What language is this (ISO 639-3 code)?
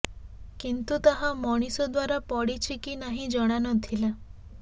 ori